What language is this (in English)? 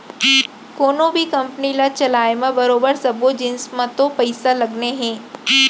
Chhattisgarhi